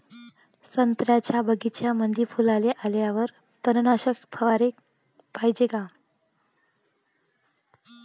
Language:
Marathi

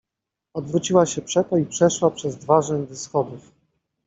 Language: Polish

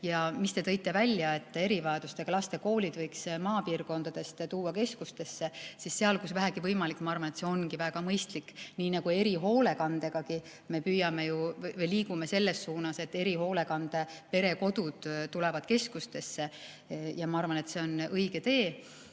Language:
Estonian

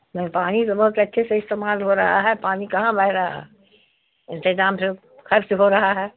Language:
Urdu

